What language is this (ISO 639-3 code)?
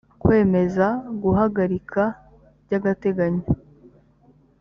kin